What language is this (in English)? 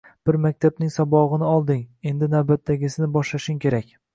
Uzbek